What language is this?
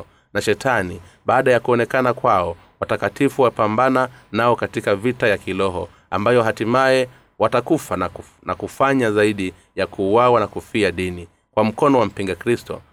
Swahili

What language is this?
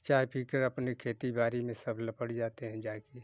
Hindi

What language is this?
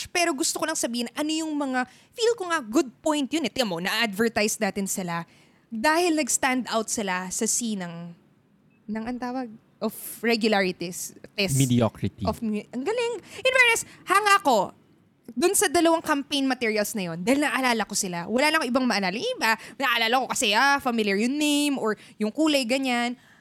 Filipino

